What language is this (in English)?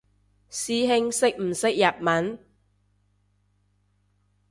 Cantonese